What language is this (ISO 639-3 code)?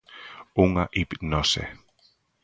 glg